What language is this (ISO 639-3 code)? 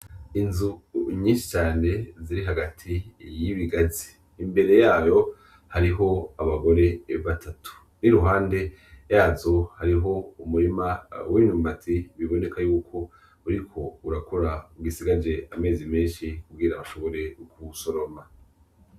run